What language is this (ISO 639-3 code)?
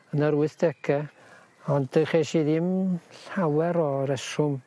cym